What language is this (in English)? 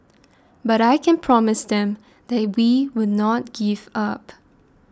English